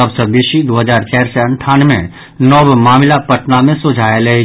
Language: Maithili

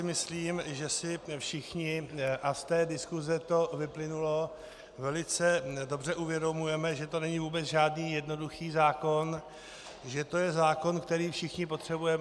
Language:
Czech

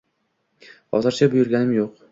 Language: Uzbek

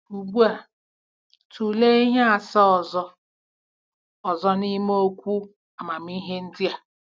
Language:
Igbo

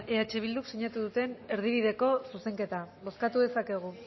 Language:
Basque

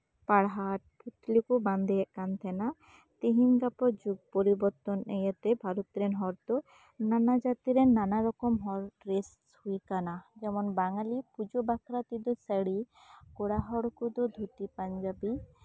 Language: Santali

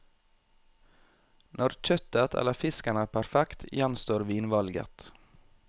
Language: Norwegian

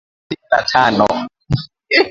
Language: Swahili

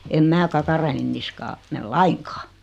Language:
Finnish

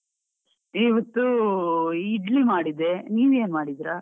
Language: Kannada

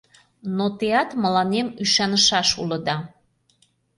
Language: Mari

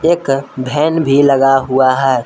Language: Hindi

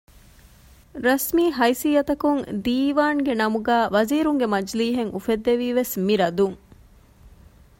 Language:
Divehi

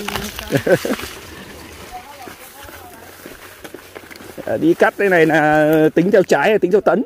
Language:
Vietnamese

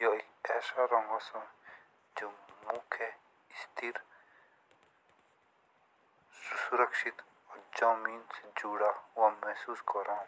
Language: Jaunsari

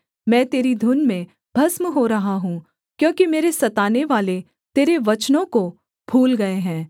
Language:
Hindi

